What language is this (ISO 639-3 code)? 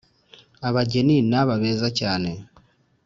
kin